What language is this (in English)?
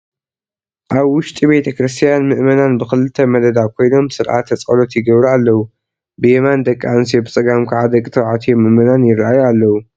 Tigrinya